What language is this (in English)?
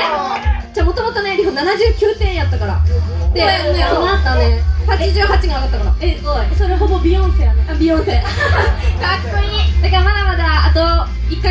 Japanese